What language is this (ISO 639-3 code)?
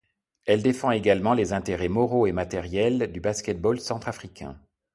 fra